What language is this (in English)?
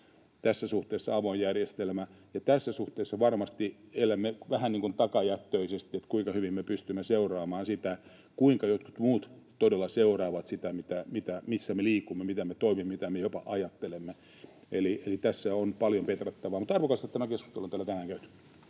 Finnish